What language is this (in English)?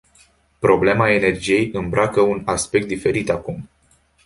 Romanian